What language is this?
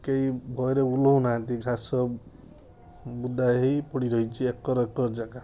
Odia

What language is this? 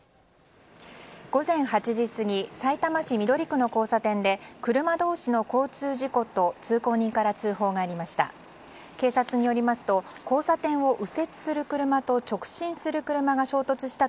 Japanese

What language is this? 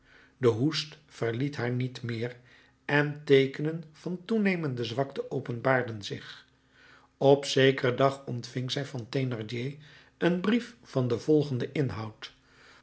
Dutch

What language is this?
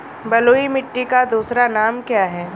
Hindi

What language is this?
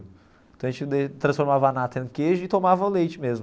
Portuguese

